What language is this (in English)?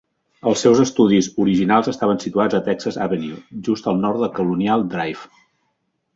Catalan